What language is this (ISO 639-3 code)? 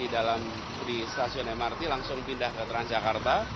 ind